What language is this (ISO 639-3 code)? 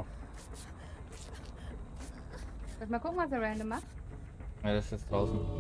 deu